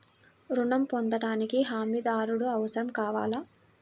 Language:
Telugu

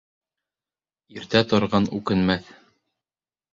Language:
Bashkir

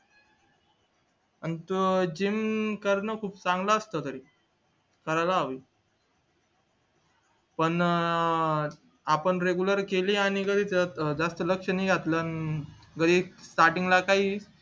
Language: Marathi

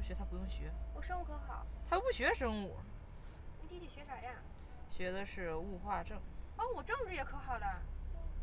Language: Chinese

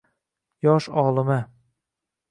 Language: Uzbek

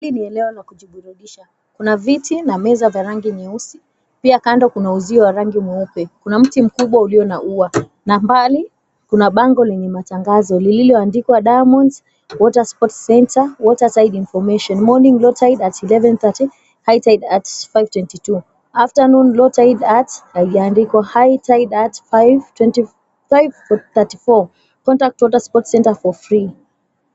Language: Swahili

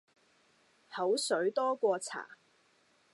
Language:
Cantonese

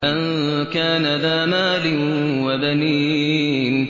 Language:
Arabic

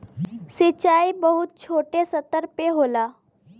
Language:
Bhojpuri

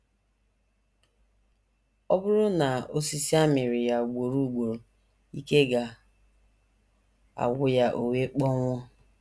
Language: Igbo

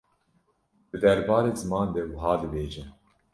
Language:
Kurdish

